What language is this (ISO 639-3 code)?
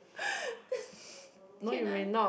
eng